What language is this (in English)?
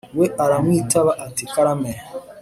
Kinyarwanda